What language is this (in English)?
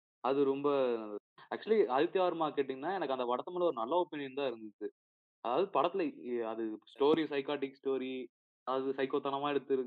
Tamil